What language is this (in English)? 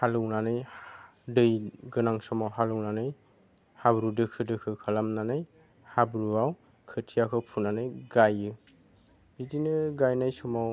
Bodo